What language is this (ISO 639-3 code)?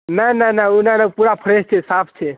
mai